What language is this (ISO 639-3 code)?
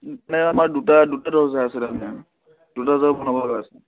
asm